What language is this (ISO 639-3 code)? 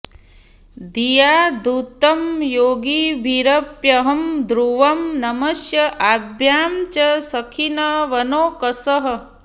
san